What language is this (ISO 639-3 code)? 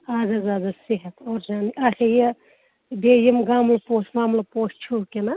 kas